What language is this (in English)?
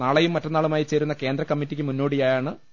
Malayalam